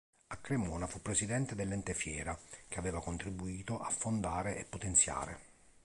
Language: Italian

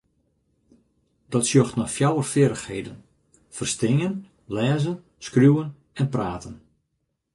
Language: Western Frisian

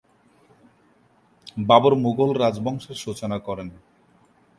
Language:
Bangla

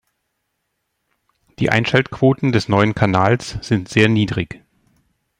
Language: German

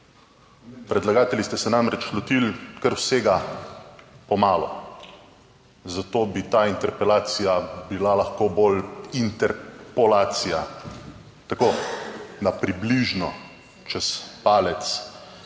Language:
Slovenian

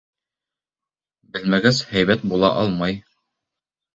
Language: Bashkir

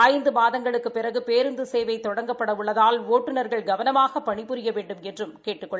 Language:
Tamil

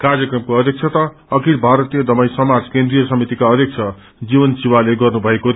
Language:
Nepali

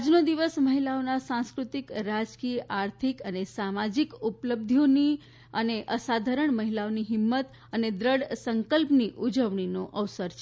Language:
Gujarati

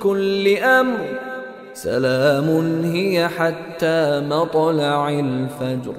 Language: Arabic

